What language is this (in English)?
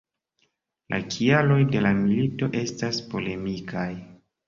Esperanto